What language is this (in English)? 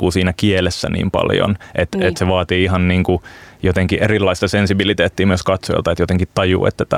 Finnish